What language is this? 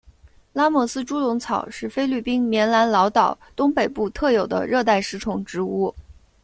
Chinese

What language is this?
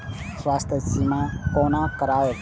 Maithili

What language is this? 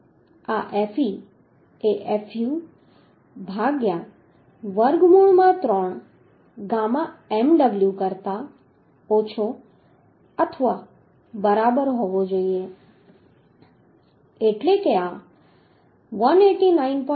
Gujarati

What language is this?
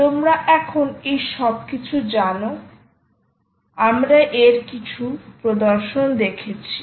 Bangla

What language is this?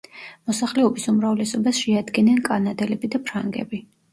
Georgian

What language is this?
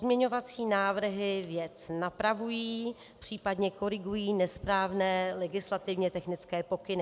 Czech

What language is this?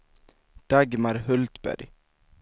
Swedish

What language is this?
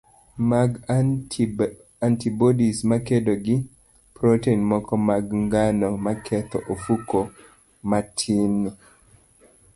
Luo (Kenya and Tanzania)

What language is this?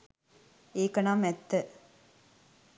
Sinhala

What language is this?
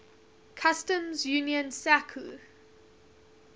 English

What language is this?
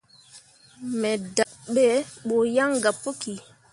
Mundang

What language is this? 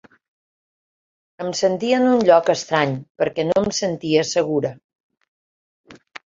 Catalan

